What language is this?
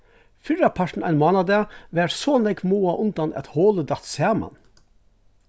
Faroese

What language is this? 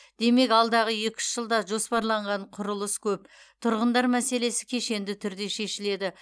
Kazakh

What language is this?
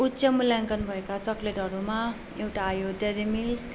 Nepali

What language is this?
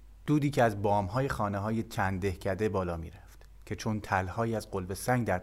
Persian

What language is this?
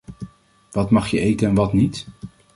Dutch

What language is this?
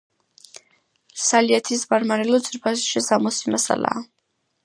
Georgian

